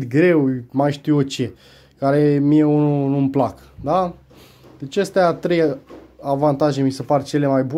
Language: Romanian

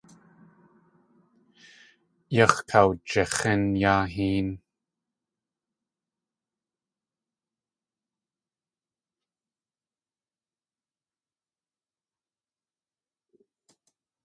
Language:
Tlingit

